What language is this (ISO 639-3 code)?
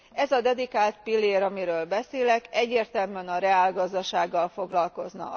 hun